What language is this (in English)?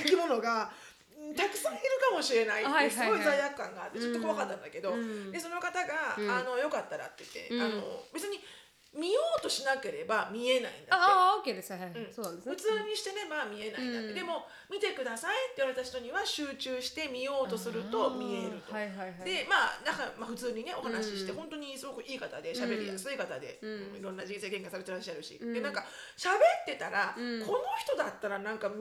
Japanese